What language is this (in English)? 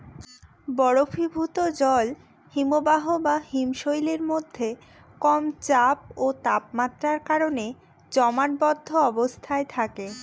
Bangla